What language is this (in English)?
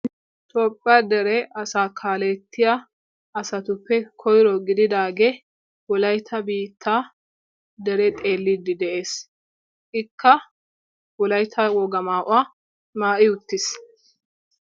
Wolaytta